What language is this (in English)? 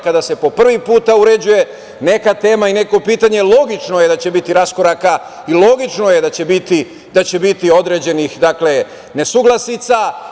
Serbian